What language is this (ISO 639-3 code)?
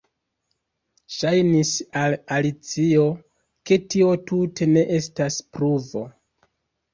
epo